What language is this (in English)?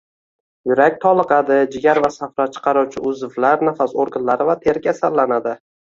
Uzbek